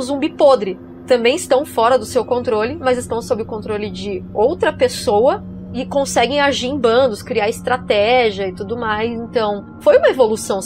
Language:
Portuguese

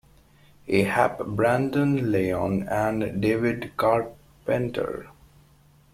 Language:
English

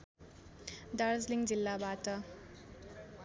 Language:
Nepali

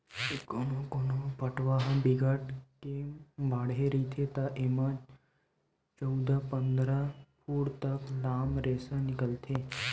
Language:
Chhattisgarhi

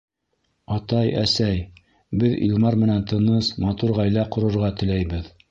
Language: Bashkir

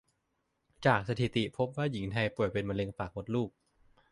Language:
Thai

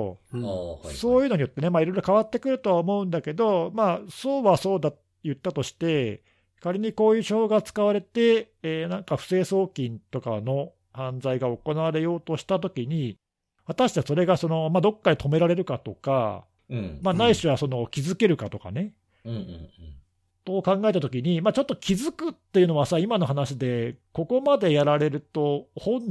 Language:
Japanese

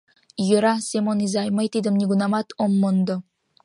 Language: Mari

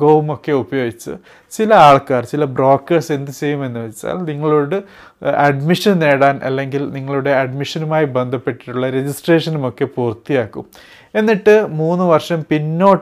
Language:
Malayalam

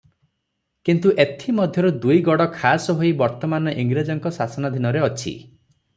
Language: Odia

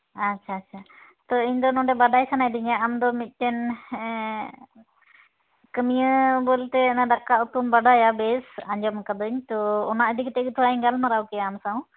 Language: Santali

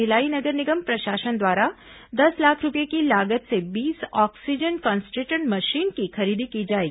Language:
Hindi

